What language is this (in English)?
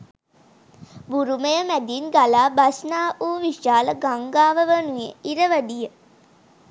Sinhala